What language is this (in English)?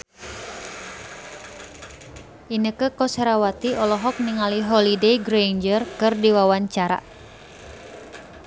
Sundanese